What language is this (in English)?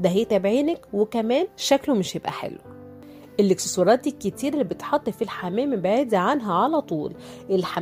Arabic